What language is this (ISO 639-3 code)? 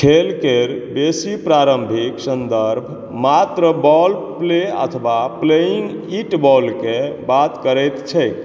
mai